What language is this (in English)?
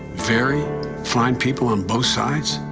English